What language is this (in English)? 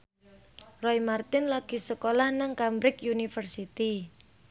Javanese